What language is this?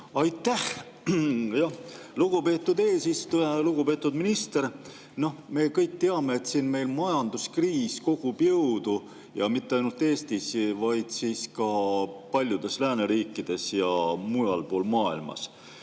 Estonian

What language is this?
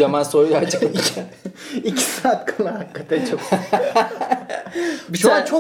Turkish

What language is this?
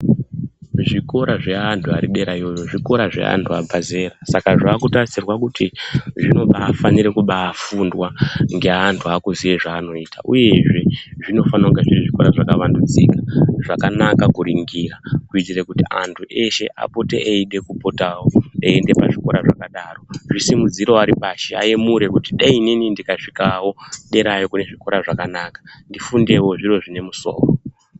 Ndau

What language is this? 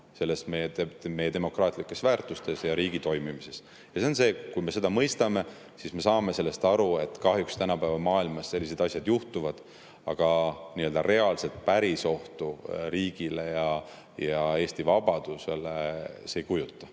Estonian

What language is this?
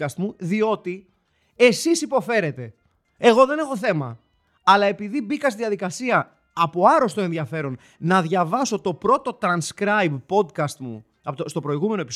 Greek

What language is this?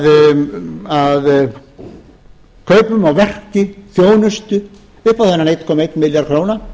Icelandic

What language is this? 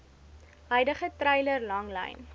Afrikaans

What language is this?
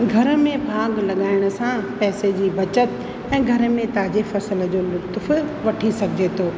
Sindhi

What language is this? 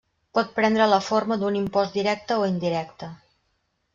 Catalan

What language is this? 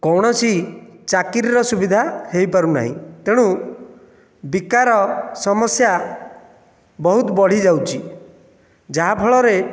Odia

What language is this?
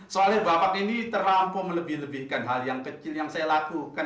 Indonesian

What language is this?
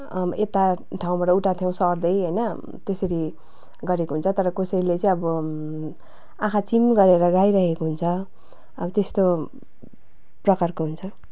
Nepali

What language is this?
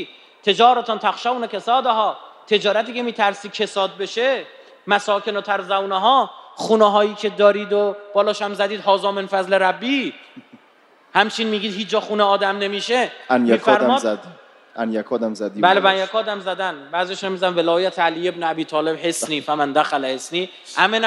Persian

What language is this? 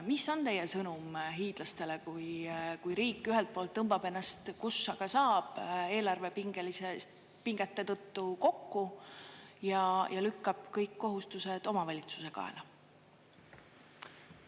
Estonian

